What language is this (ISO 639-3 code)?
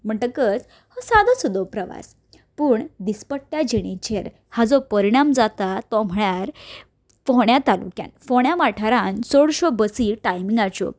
kok